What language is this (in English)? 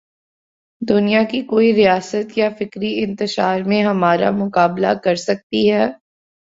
Urdu